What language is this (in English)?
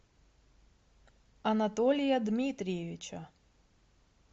Russian